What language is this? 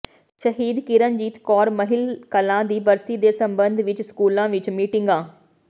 Punjabi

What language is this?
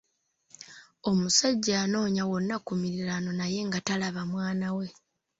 Ganda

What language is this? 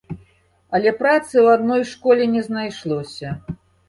Belarusian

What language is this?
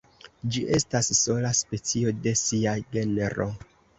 Esperanto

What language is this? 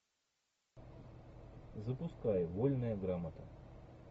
Russian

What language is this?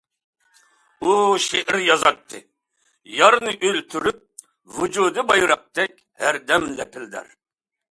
Uyghur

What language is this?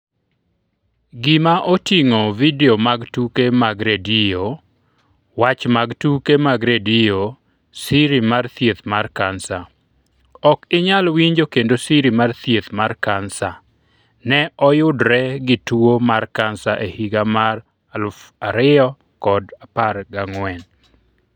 Luo (Kenya and Tanzania)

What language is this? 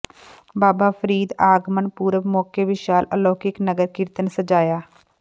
Punjabi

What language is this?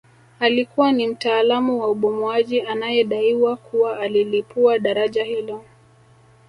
Swahili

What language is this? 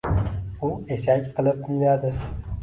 Uzbek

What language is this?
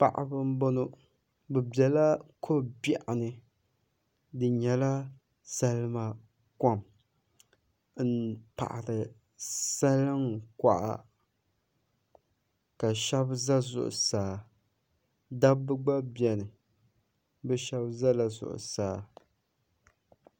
Dagbani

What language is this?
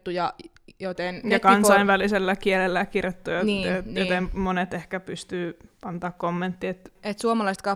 Finnish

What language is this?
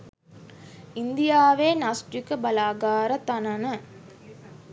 Sinhala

